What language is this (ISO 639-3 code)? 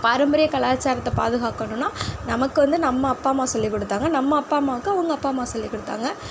tam